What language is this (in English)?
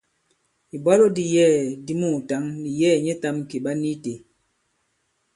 Bankon